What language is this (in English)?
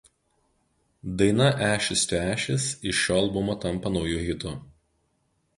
Lithuanian